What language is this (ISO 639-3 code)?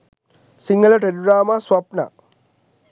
sin